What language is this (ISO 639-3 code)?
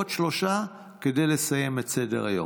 heb